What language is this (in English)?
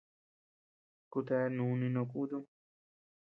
Tepeuxila Cuicatec